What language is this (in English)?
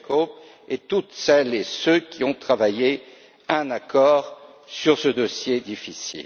French